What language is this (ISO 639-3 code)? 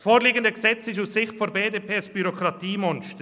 gsw